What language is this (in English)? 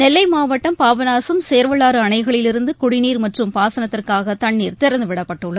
Tamil